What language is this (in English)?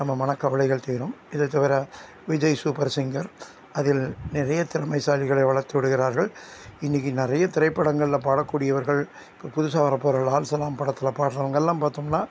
Tamil